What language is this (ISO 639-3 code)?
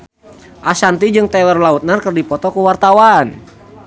sun